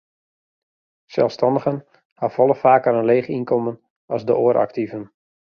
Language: Western Frisian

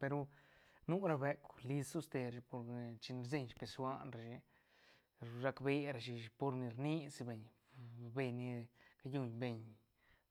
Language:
Santa Catarina Albarradas Zapotec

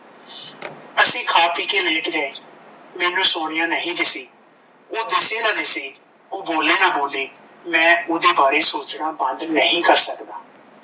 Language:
Punjabi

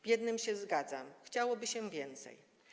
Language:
Polish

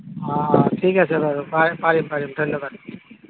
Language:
Assamese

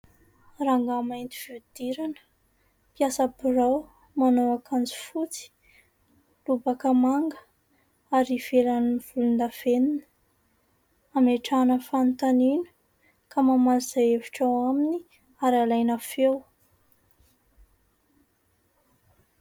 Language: Malagasy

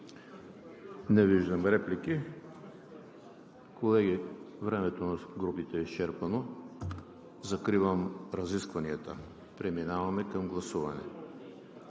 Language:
Bulgarian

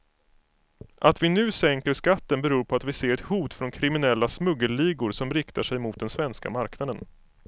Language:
Swedish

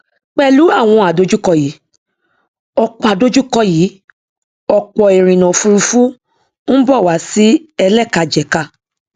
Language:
Yoruba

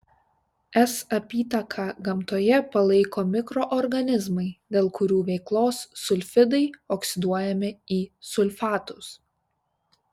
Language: Lithuanian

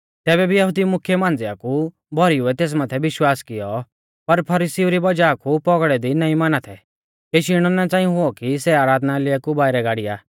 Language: Mahasu Pahari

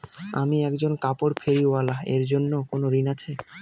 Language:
Bangla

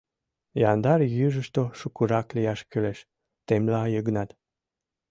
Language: Mari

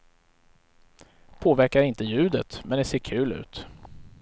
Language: Swedish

